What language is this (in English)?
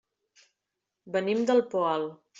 Catalan